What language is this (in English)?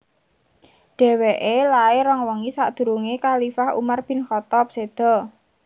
Javanese